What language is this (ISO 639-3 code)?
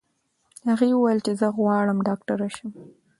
pus